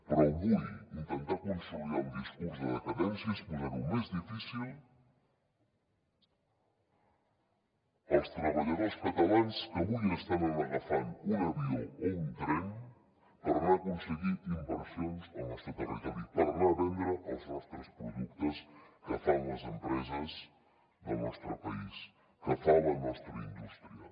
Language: Catalan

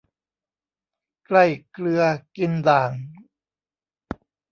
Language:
Thai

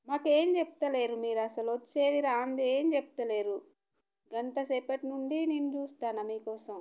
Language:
Telugu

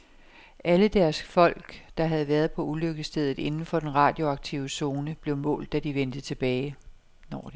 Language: Danish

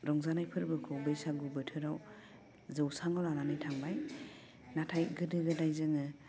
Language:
Bodo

